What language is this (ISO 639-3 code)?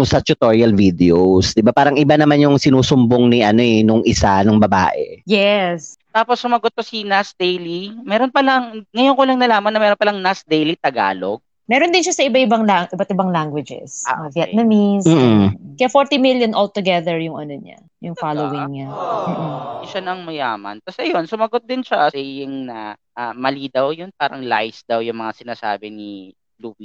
fil